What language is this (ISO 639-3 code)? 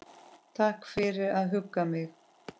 isl